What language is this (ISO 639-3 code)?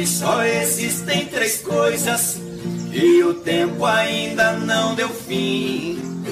por